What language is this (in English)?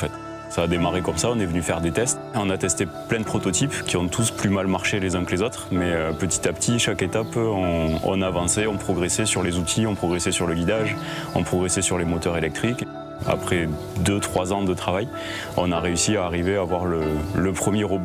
French